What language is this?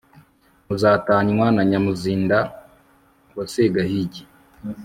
Kinyarwanda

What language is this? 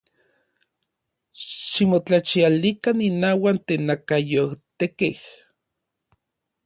Orizaba Nahuatl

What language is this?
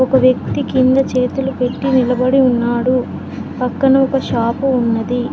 Telugu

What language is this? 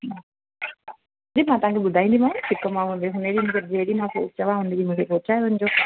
Sindhi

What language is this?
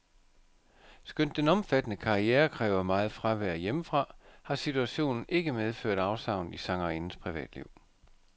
Danish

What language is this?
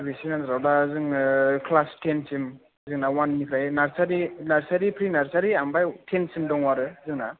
Bodo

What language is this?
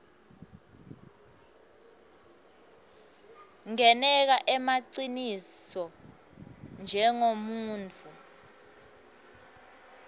Swati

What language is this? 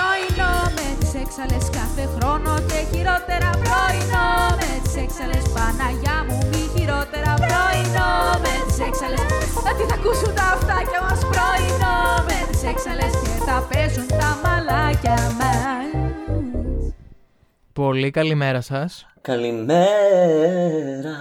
Greek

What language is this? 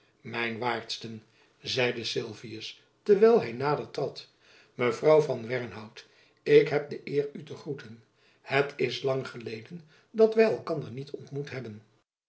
Dutch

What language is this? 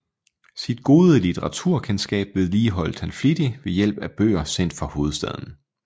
Danish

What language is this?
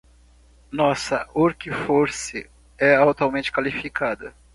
Portuguese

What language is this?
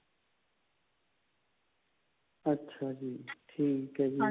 Punjabi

